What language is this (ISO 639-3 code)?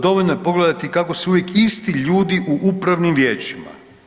hrv